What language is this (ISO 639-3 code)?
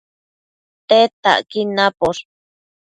mcf